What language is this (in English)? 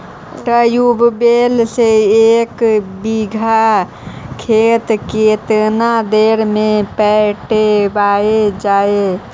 Magahi